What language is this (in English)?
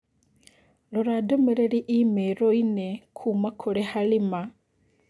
Kikuyu